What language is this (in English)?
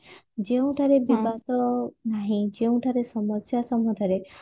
Odia